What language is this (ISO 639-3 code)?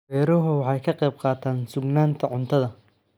som